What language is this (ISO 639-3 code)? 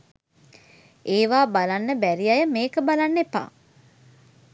sin